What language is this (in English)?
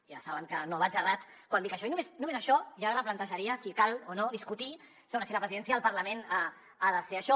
Catalan